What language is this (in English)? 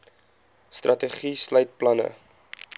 Afrikaans